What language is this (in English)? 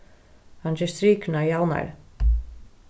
Faroese